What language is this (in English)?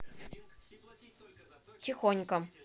Russian